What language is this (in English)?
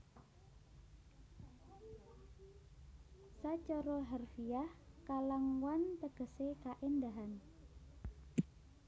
Javanese